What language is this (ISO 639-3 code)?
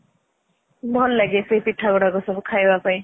ori